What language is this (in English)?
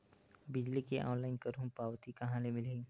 Chhattisgarhi